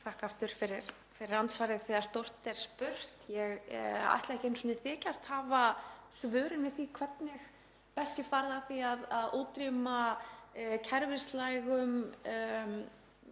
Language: Icelandic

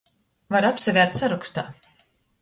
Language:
Latgalian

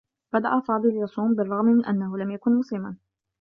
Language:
Arabic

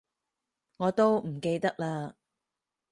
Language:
Cantonese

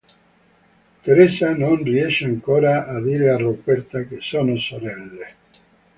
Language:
Italian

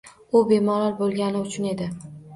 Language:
Uzbek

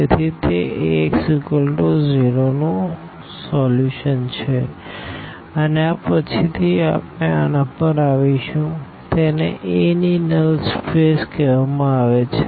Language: Gujarati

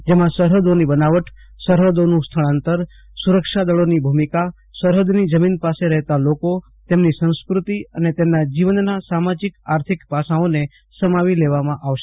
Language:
Gujarati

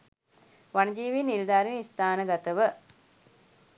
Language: Sinhala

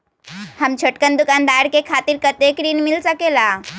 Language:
Magahi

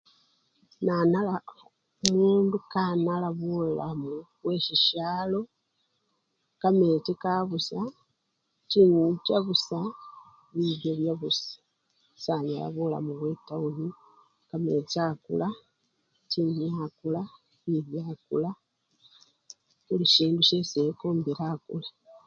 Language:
Luyia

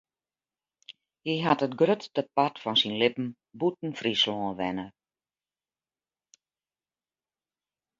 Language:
Western Frisian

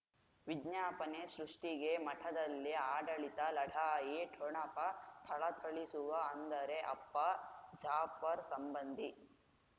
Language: Kannada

